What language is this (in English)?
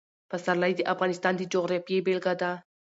Pashto